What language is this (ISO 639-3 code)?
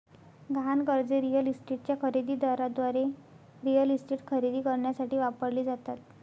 mar